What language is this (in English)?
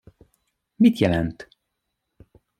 Hungarian